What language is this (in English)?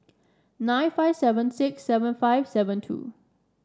English